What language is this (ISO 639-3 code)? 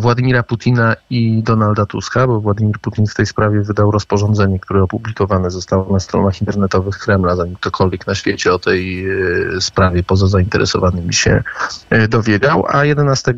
pol